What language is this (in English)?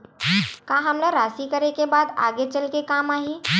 Chhattisgarhi